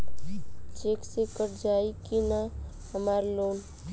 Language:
Bhojpuri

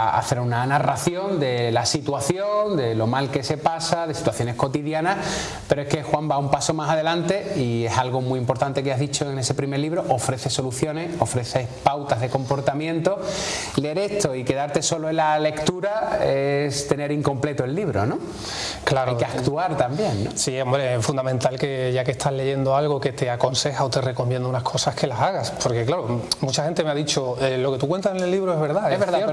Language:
Spanish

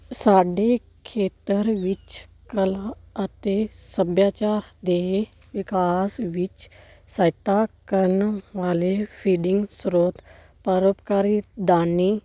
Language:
Punjabi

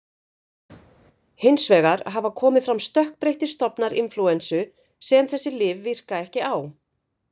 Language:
Icelandic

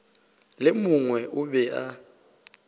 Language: Northern Sotho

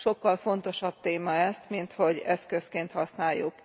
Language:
Hungarian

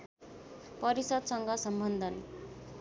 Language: Nepali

